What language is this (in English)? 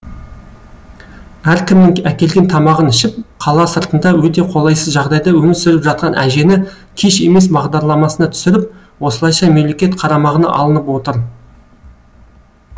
Kazakh